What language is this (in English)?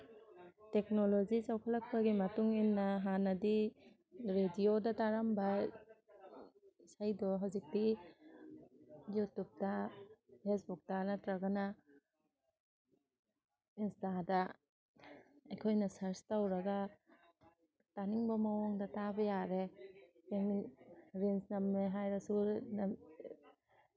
Manipuri